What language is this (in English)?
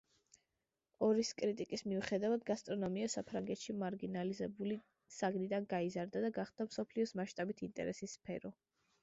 Georgian